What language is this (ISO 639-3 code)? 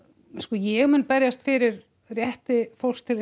isl